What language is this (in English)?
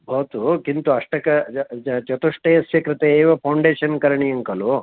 Sanskrit